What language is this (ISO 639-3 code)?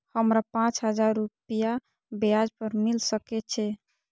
mai